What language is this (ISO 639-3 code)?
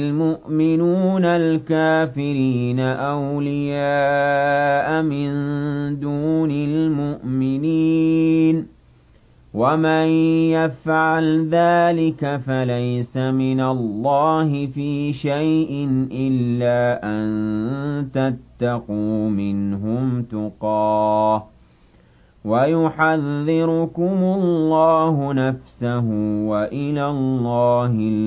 ara